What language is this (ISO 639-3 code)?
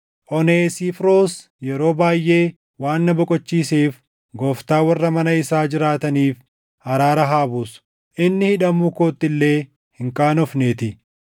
orm